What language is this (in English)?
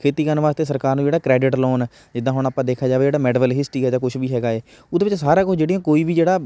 Punjabi